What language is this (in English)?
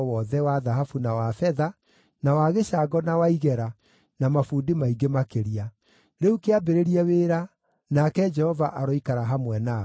Kikuyu